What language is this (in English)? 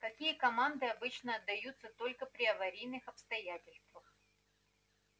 Russian